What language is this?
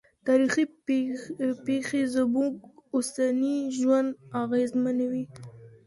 Pashto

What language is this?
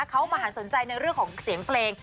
Thai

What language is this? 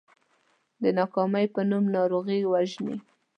Pashto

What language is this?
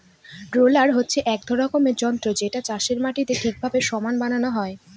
Bangla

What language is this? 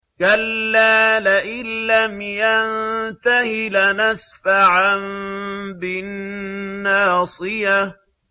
Arabic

